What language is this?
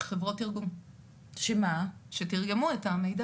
Hebrew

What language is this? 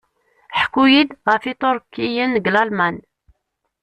Kabyle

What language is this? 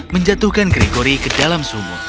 Indonesian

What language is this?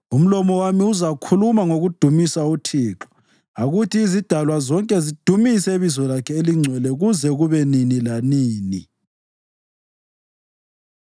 North Ndebele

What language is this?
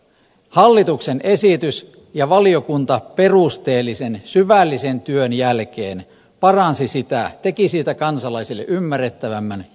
Finnish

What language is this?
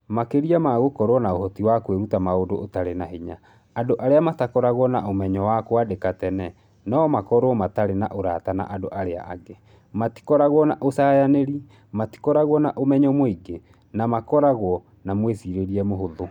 Kikuyu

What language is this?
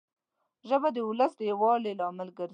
Pashto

